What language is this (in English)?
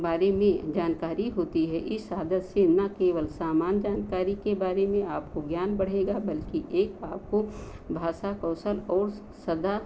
Hindi